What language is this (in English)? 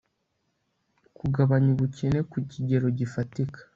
Kinyarwanda